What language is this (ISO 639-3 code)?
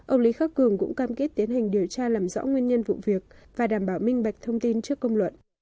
vie